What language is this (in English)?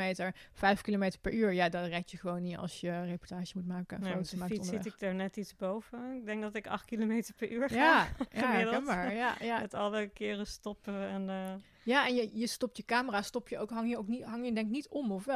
Dutch